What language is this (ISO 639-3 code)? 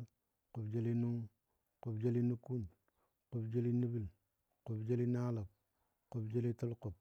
dbd